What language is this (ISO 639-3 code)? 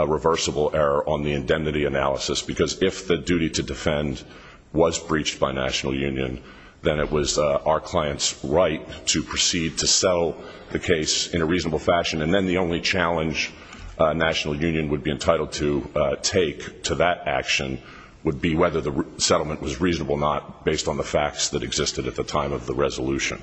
eng